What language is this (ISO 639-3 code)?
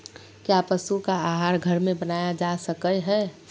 mag